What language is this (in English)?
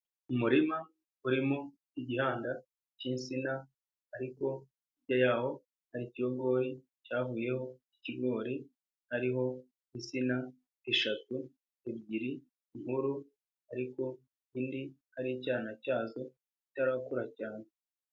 Kinyarwanda